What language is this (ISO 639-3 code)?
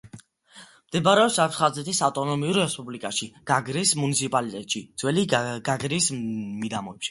kat